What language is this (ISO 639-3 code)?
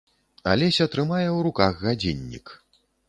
bel